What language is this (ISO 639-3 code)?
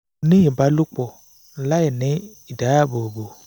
yor